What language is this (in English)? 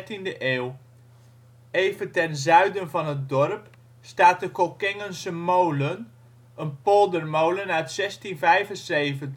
Dutch